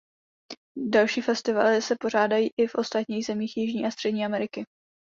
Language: Czech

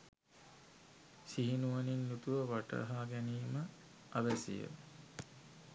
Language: Sinhala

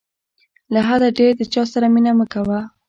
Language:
Pashto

